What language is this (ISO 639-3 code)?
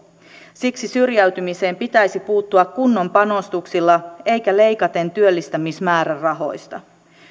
fin